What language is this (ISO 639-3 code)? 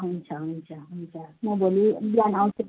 nep